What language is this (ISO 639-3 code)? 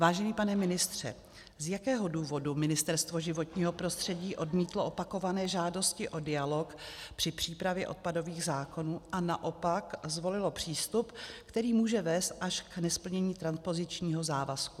ces